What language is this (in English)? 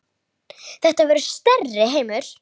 Icelandic